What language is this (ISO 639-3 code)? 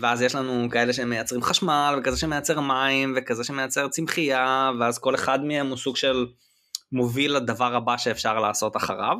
heb